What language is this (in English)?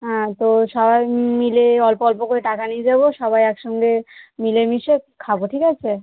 Bangla